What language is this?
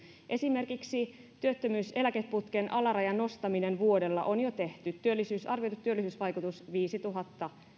Finnish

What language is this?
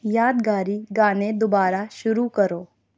Urdu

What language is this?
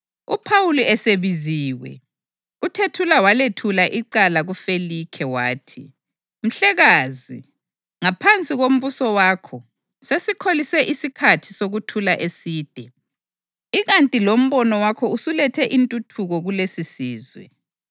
North Ndebele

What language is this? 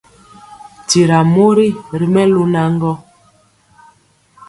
Mpiemo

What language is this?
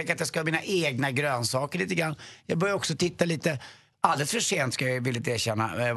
Swedish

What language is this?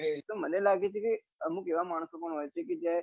Gujarati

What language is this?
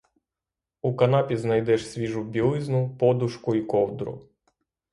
Ukrainian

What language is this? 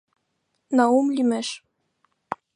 Mari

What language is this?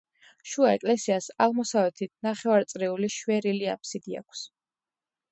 Georgian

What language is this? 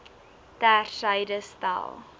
Afrikaans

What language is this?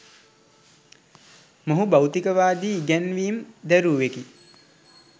Sinhala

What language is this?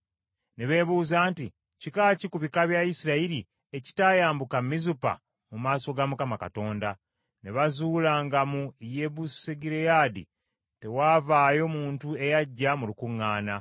Ganda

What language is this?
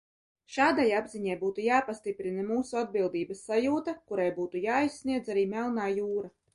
Latvian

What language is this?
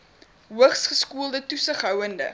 Afrikaans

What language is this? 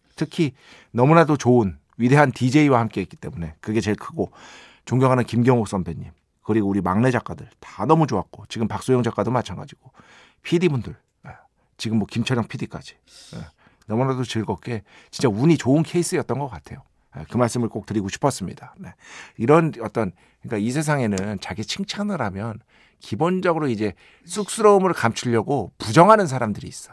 Korean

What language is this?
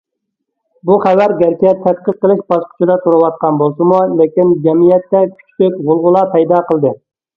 Uyghur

